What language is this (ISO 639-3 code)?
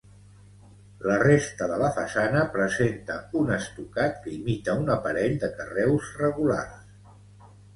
cat